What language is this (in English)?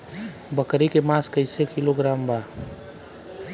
Bhojpuri